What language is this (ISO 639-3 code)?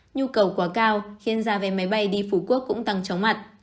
vie